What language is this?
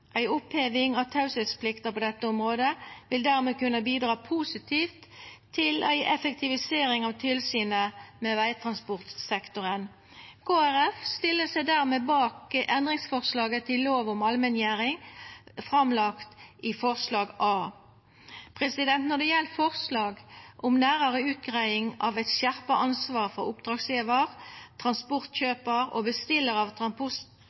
Norwegian Nynorsk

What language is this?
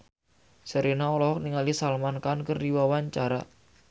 Sundanese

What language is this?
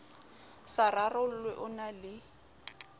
Southern Sotho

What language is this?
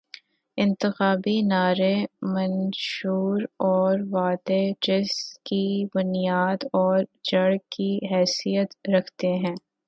Urdu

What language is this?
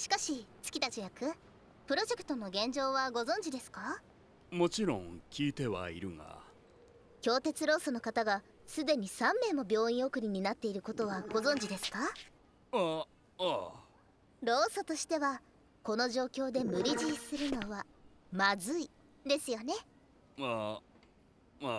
Japanese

